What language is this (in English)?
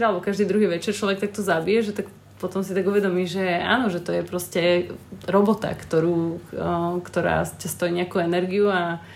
Slovak